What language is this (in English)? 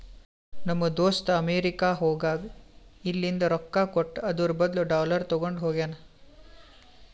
Kannada